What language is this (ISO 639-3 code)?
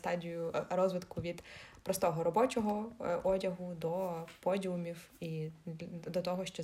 ukr